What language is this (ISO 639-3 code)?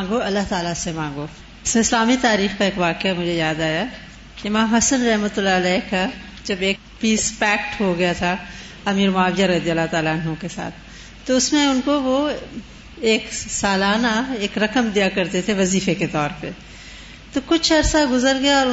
urd